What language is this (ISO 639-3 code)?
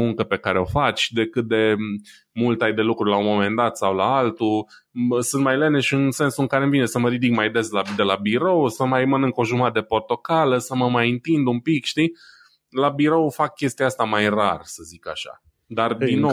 ron